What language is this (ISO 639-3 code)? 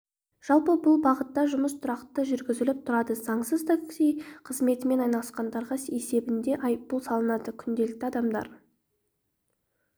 kaz